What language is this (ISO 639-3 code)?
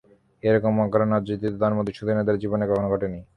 ben